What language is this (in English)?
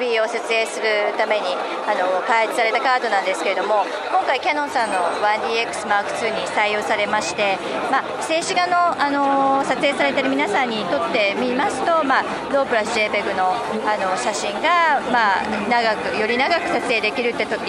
Japanese